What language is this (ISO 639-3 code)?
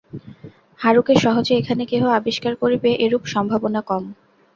ben